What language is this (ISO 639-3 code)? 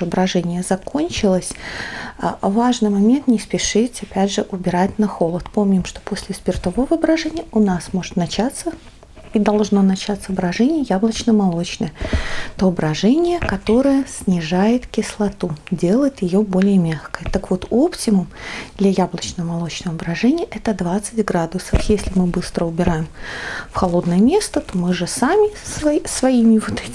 rus